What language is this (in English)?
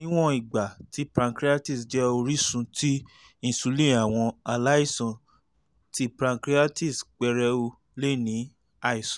Yoruba